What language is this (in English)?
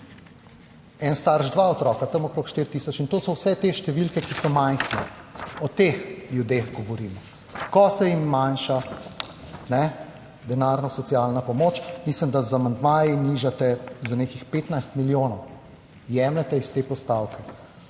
Slovenian